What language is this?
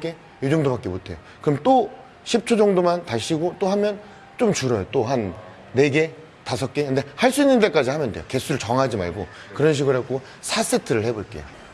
Korean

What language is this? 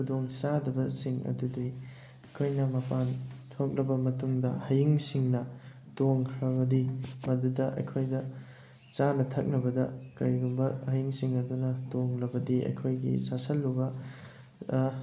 Manipuri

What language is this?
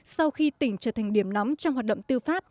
Vietnamese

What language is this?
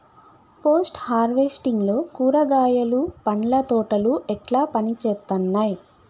Telugu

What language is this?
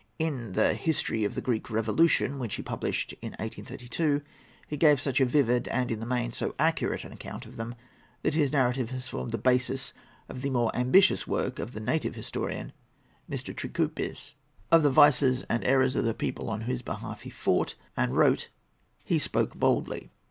English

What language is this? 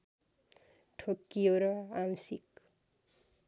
Nepali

